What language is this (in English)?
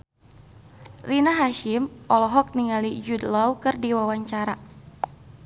Sundanese